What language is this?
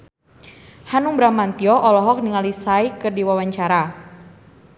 Sundanese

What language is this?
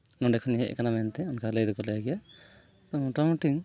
Santali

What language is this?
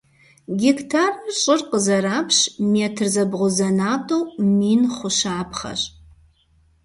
Kabardian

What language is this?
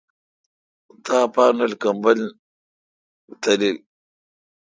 Kalkoti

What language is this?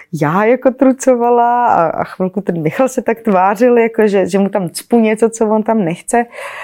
Czech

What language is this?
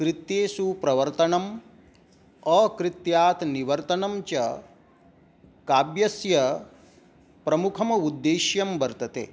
Sanskrit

